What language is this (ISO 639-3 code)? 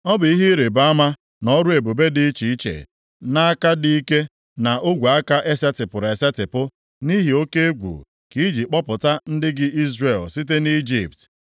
ibo